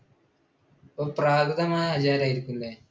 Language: Malayalam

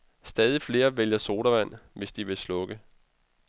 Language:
Danish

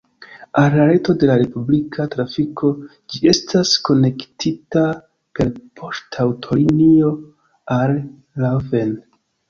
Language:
Esperanto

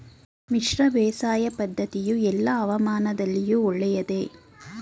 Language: Kannada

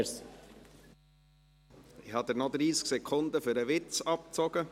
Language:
Swiss German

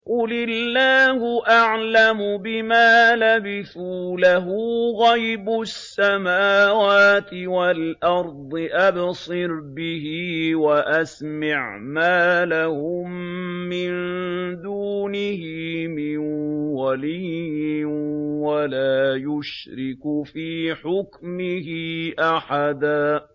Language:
Arabic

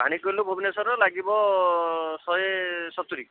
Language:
Odia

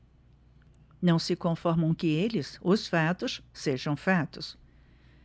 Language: Portuguese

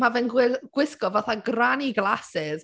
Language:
Welsh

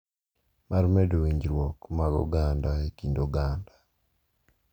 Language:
Luo (Kenya and Tanzania)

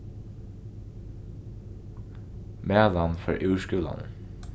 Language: Faroese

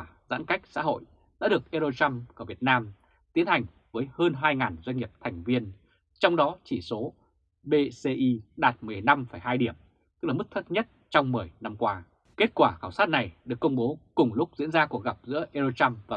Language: Vietnamese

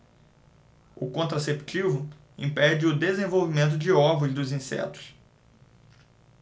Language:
Portuguese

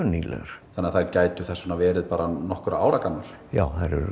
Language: Icelandic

